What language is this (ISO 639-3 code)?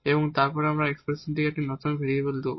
ben